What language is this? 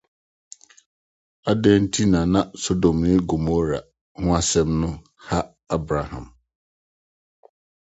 Akan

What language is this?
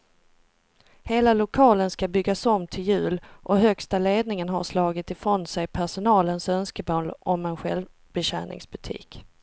Swedish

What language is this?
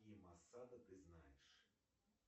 Russian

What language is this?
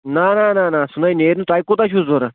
Kashmiri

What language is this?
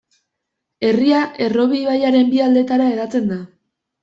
Basque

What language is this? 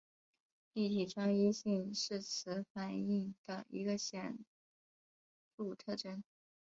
Chinese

